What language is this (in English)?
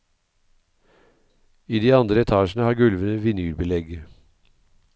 Norwegian